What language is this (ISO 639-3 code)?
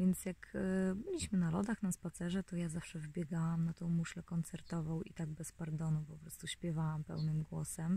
pol